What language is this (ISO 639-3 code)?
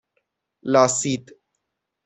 fas